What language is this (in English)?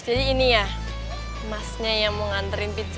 Indonesian